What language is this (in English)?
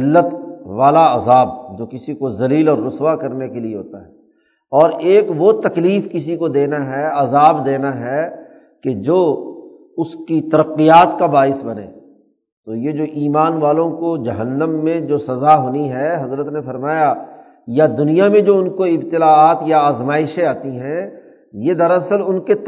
Urdu